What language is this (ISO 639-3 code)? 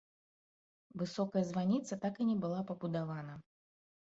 bel